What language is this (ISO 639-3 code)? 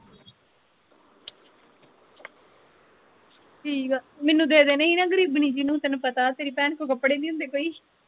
pan